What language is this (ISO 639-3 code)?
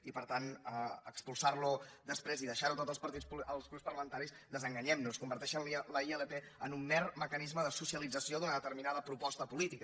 cat